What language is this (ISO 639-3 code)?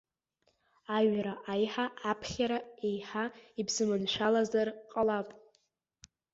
abk